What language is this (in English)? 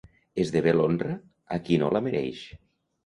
Catalan